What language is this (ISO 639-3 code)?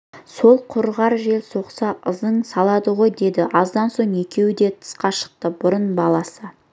kaz